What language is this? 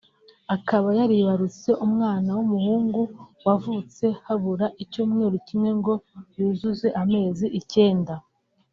Kinyarwanda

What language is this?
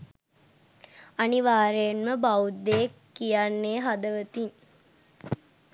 Sinhala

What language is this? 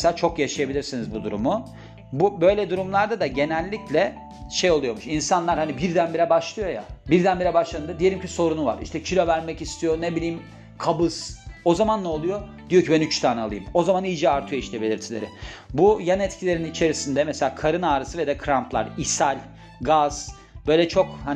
Turkish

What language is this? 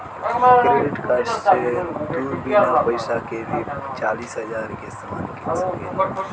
Bhojpuri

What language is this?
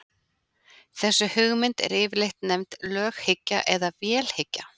Icelandic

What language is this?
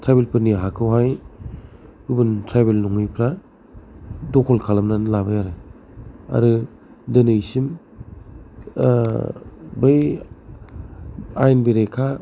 Bodo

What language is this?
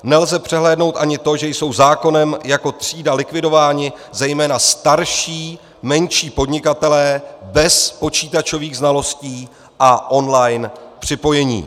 Czech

